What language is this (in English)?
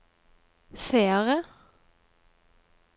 Norwegian